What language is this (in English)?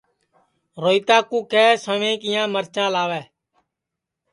Sansi